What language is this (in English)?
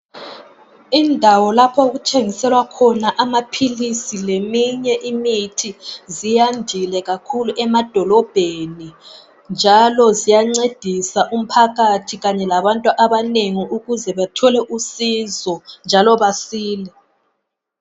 North Ndebele